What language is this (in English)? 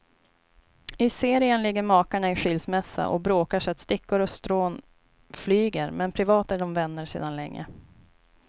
Swedish